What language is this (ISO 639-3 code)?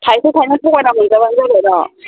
brx